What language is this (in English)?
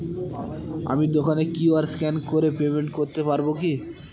Bangla